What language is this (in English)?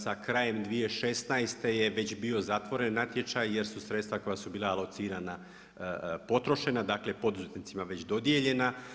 Croatian